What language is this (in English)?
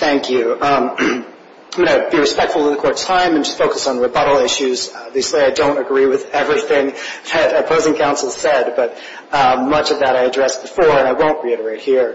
English